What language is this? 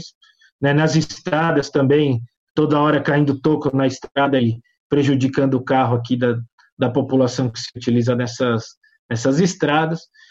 Portuguese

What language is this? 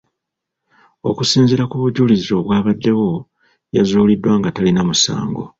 Ganda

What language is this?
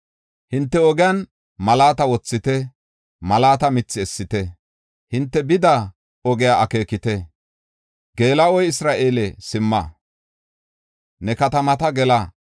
Gofa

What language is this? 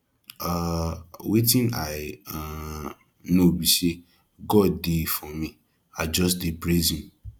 Nigerian Pidgin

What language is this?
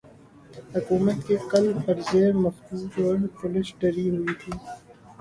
Urdu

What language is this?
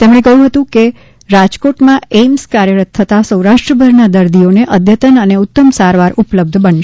Gujarati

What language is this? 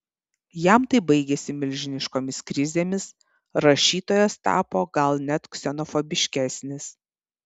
Lithuanian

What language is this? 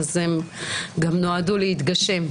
Hebrew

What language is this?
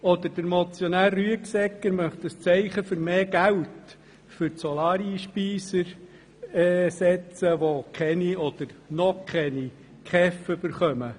Swiss German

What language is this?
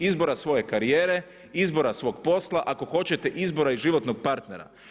Croatian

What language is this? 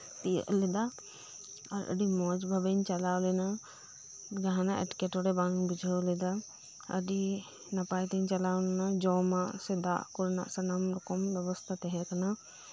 Santali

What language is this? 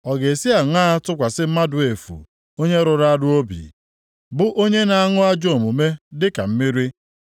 Igbo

